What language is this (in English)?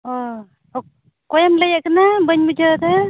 Santali